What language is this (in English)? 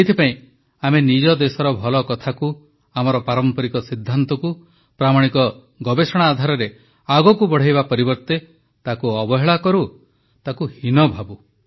Odia